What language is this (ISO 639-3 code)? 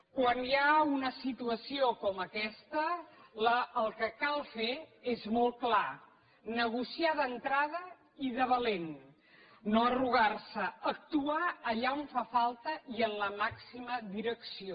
cat